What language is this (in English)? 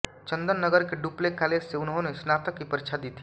Hindi